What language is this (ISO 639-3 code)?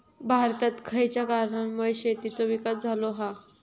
mar